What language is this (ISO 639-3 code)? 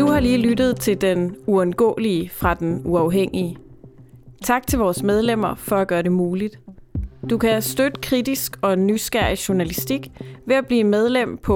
dan